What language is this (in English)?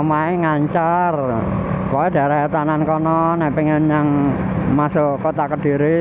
Indonesian